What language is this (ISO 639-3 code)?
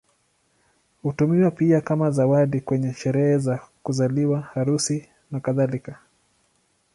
swa